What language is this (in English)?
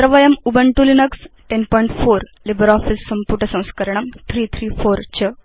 Sanskrit